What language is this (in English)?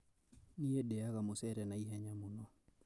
Kikuyu